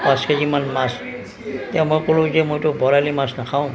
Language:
Assamese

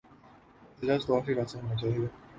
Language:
Urdu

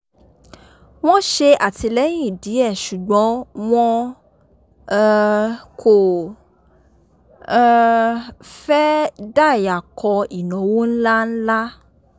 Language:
Yoruba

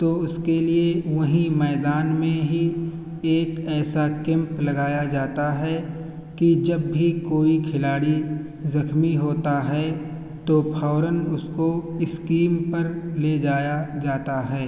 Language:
Urdu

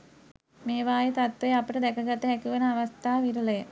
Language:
Sinhala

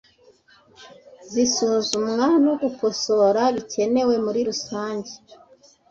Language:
Kinyarwanda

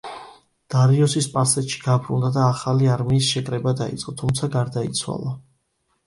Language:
Georgian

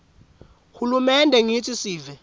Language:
Swati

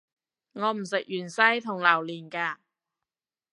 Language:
Cantonese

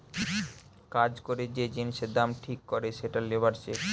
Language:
Bangla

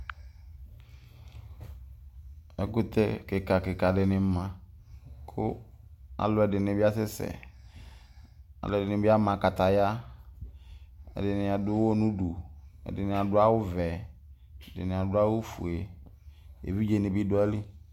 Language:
Ikposo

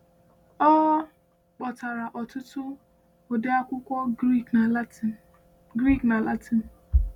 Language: Igbo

